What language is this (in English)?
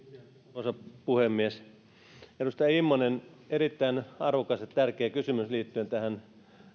Finnish